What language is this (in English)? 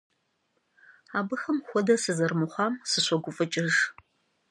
Kabardian